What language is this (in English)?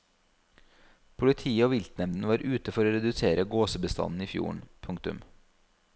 Norwegian